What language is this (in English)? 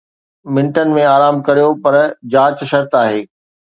Sindhi